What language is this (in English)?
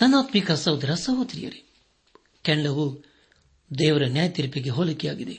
Kannada